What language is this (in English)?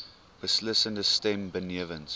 Afrikaans